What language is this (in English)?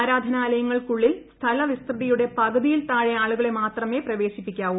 Malayalam